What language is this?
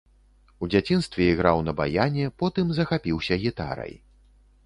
Belarusian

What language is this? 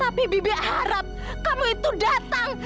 Indonesian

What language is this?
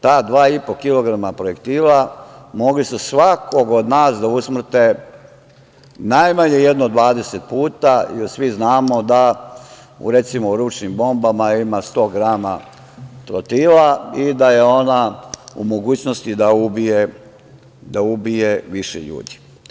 Serbian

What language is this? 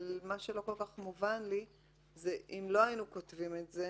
Hebrew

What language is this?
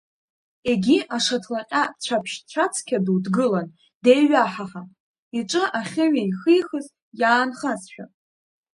Abkhazian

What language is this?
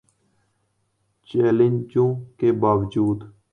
Urdu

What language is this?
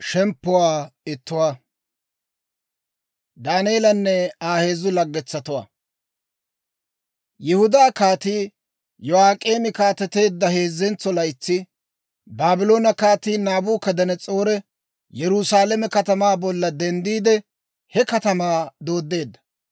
Dawro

